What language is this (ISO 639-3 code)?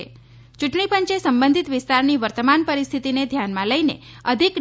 guj